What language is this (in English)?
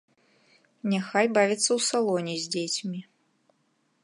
Belarusian